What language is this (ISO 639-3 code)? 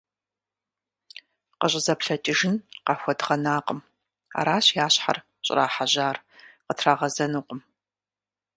kbd